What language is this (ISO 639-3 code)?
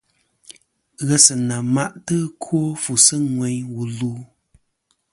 bkm